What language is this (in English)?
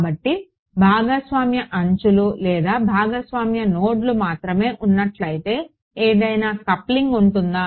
Telugu